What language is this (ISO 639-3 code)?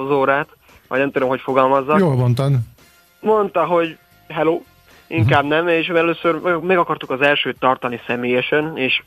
hun